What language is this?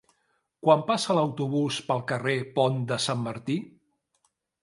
Catalan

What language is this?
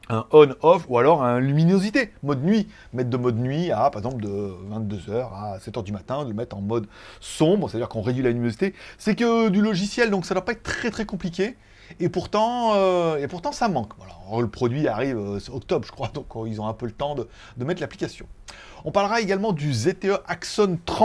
French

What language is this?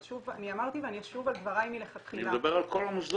Hebrew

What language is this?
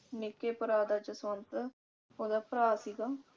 Punjabi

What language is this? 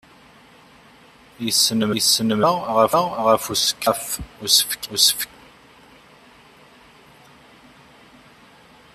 Kabyle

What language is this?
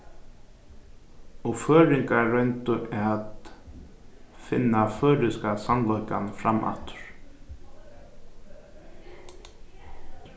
Faroese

